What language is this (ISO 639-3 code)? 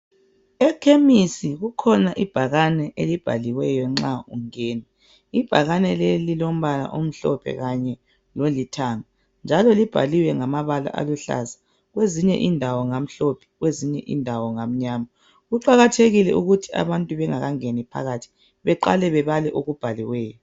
nde